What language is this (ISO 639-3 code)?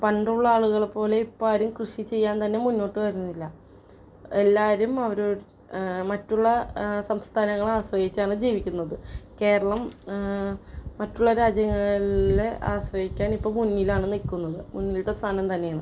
mal